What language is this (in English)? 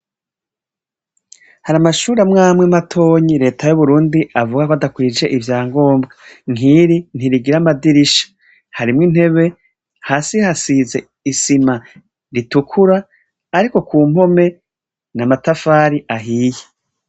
Rundi